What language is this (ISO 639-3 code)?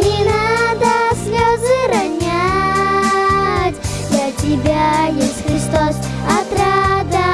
rus